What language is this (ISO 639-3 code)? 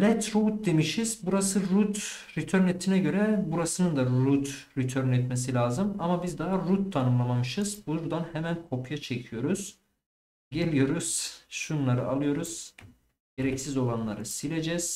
tur